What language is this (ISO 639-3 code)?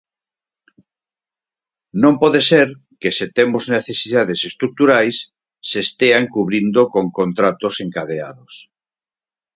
glg